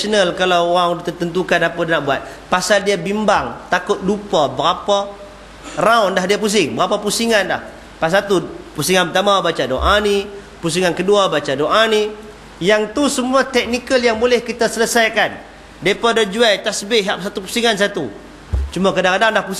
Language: Malay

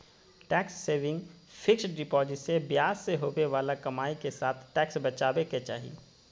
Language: Magahi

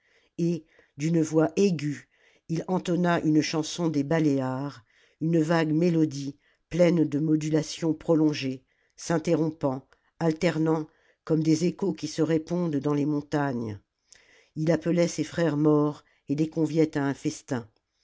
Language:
French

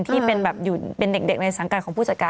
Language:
Thai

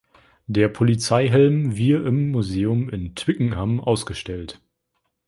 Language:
German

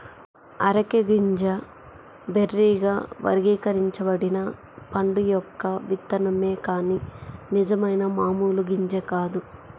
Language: Telugu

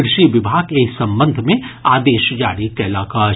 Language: Maithili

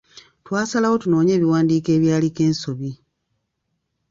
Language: Ganda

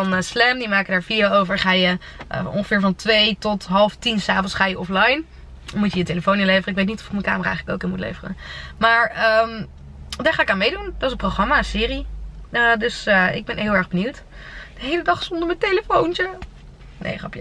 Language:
Dutch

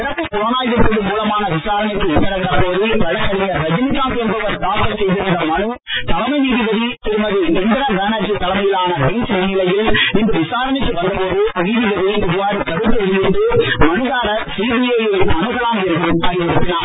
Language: Tamil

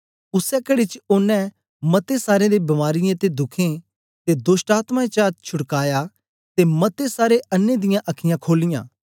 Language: Dogri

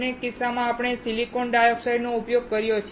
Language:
Gujarati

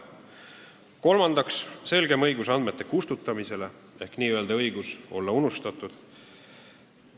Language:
Estonian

